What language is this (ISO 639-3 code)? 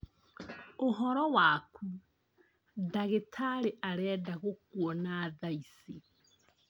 kik